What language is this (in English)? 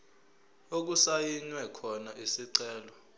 Zulu